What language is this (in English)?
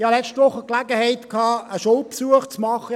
Swiss German